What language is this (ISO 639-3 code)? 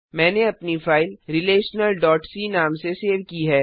hin